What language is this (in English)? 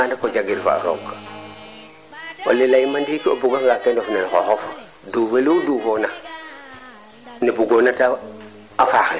Serer